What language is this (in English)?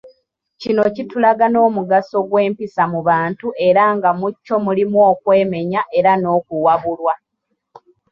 Ganda